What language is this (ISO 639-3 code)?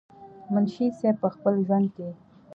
pus